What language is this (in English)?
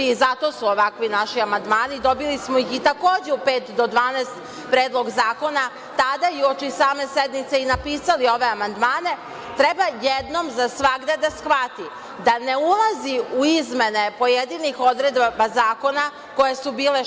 Serbian